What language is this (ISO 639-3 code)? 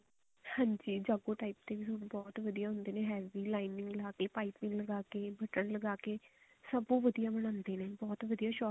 pan